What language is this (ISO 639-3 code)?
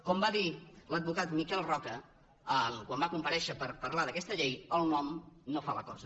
cat